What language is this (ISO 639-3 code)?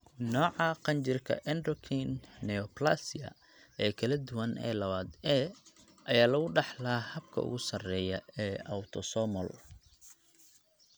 som